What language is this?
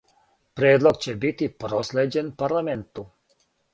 Serbian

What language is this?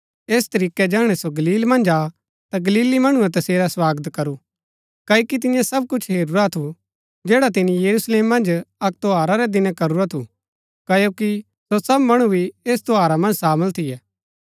Gaddi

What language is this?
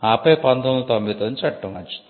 Telugu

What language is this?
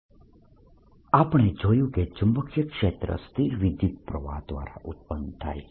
Gujarati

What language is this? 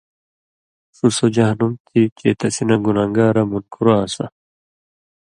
Indus Kohistani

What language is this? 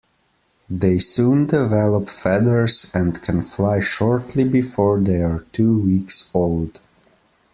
English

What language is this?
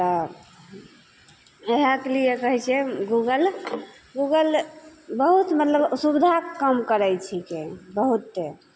Maithili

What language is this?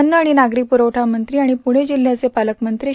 Marathi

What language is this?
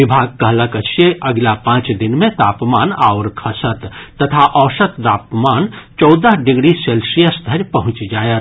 Maithili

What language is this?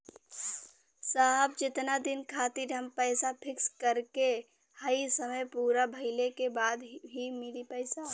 Bhojpuri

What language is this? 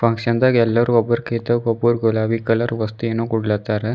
Kannada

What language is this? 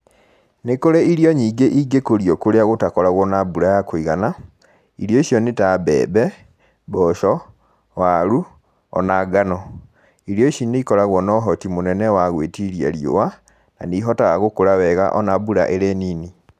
Kikuyu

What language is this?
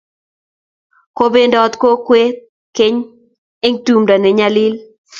Kalenjin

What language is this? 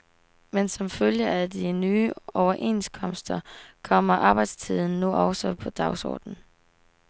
Danish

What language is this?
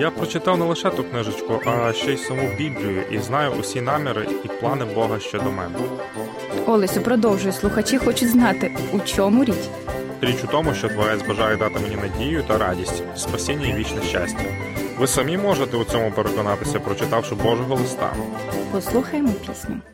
Ukrainian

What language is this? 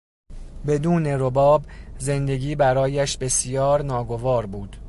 Persian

